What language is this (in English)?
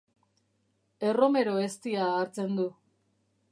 Basque